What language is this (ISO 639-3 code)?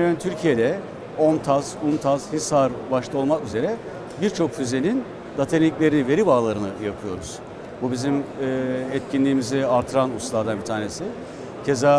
tur